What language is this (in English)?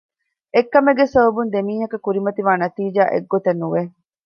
Divehi